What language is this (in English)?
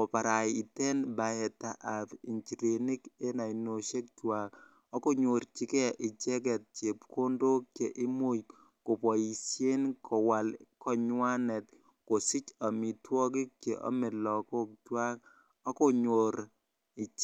Kalenjin